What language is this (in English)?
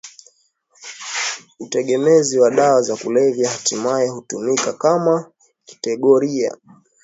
Swahili